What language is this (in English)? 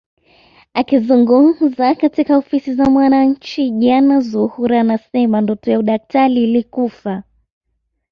Swahili